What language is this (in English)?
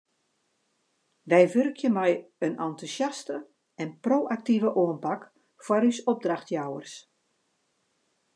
Western Frisian